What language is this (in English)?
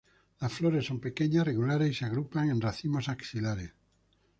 Spanish